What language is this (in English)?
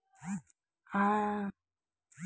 Telugu